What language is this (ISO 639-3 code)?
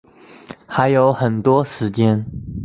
zho